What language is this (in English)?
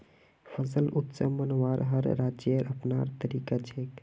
Magahi